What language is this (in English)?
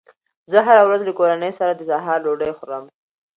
Pashto